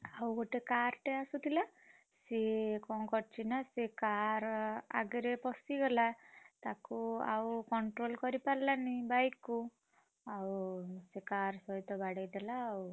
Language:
Odia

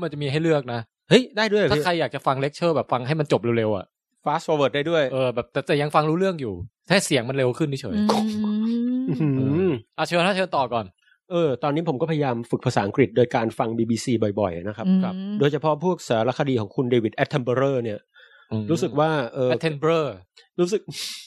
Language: Thai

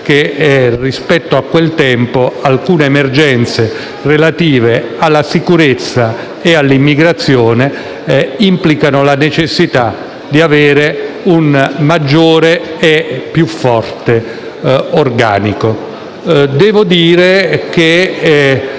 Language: Italian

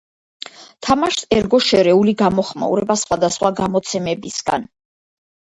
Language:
Georgian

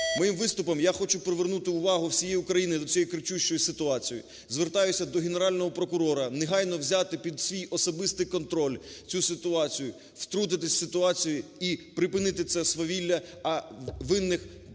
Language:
Ukrainian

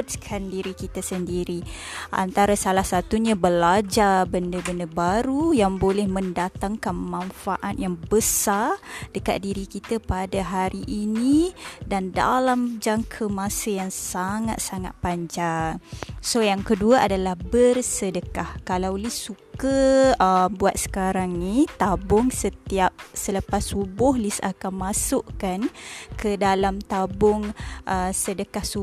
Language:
Malay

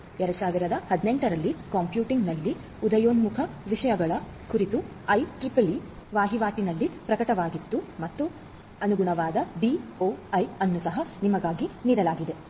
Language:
Kannada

